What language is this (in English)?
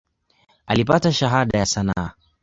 Swahili